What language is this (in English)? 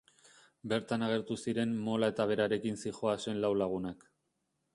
Basque